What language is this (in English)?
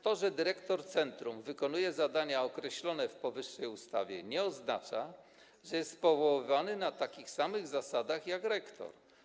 Polish